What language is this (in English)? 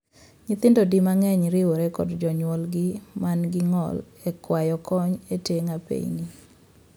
Luo (Kenya and Tanzania)